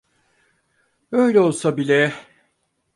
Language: Turkish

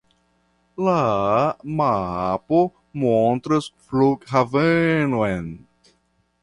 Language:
Esperanto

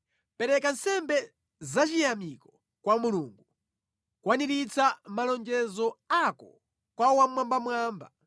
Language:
Nyanja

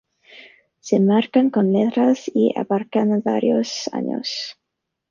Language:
Spanish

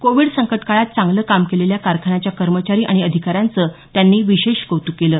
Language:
Marathi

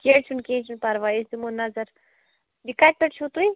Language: Kashmiri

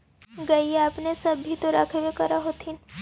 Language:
Magahi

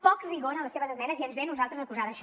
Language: Catalan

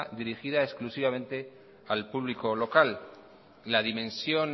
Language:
Spanish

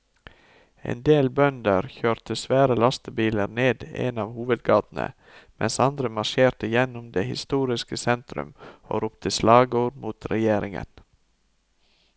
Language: Norwegian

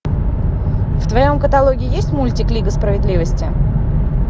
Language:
Russian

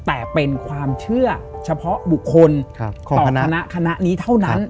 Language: Thai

